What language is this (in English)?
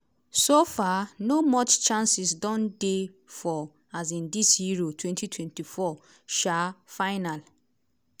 Nigerian Pidgin